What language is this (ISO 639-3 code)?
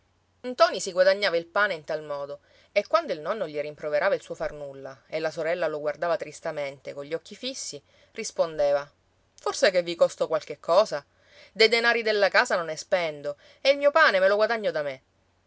ita